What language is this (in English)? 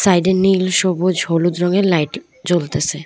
Bangla